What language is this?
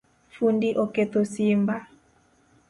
Luo (Kenya and Tanzania)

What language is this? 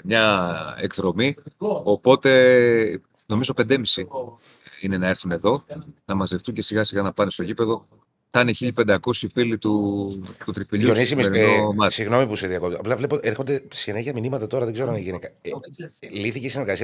Greek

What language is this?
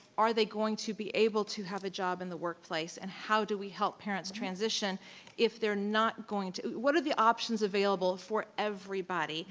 English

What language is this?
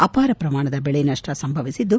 Kannada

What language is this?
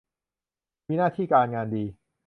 Thai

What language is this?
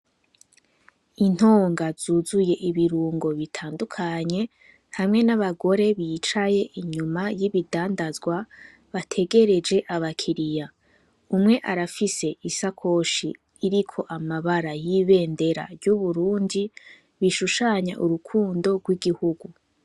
Rundi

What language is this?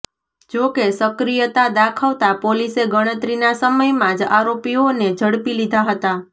Gujarati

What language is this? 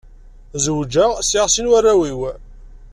Kabyle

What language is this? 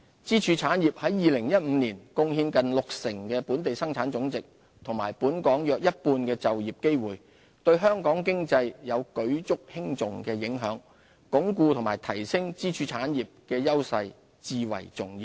Cantonese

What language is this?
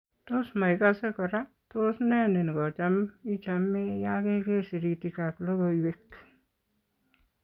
Kalenjin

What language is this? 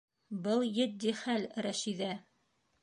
Bashkir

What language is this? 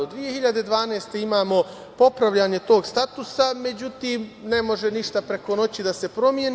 Serbian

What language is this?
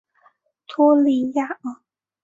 Chinese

